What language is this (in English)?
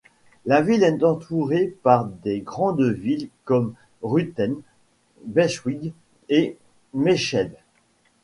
French